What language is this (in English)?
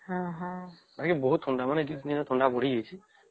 Odia